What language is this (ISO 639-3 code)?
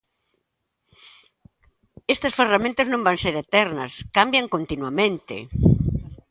glg